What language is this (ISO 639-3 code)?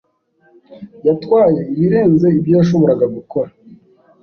kin